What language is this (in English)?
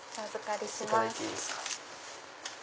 Japanese